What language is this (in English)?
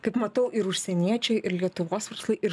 Lithuanian